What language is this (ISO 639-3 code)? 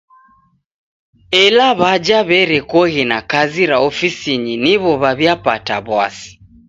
dav